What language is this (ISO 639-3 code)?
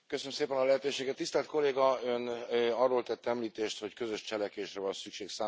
hun